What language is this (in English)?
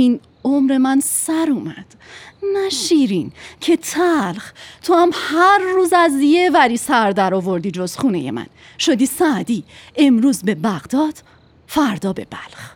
Persian